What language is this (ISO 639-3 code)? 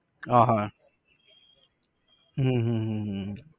guj